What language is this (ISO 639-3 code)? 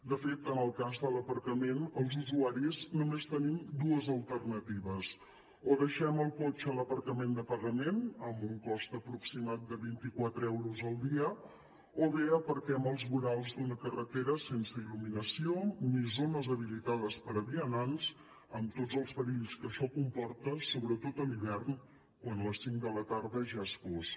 cat